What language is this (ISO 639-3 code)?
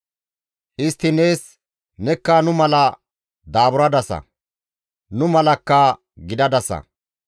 gmv